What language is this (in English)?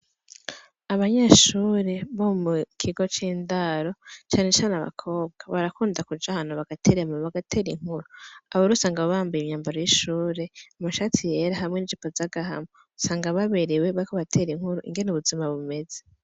Rundi